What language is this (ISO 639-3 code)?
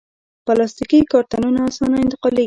pus